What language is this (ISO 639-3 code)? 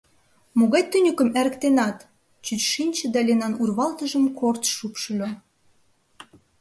chm